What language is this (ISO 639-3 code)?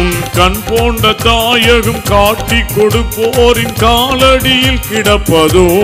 tam